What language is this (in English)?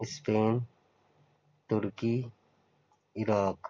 Urdu